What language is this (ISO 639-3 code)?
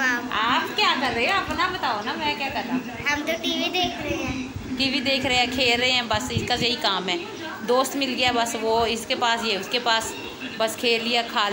hin